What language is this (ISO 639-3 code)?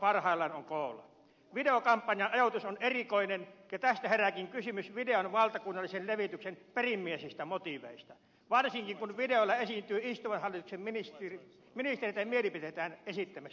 fin